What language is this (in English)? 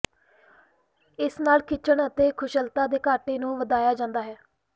Punjabi